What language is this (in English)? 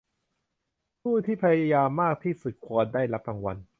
Thai